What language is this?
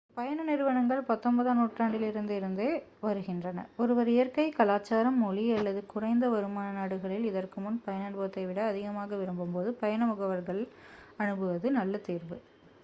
Tamil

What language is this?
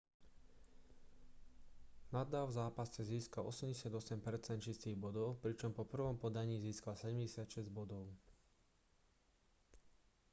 Slovak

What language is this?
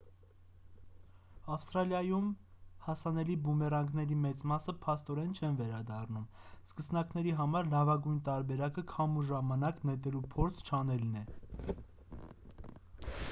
Armenian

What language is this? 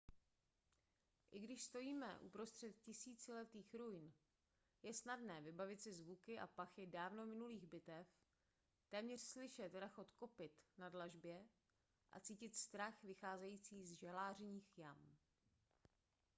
Czech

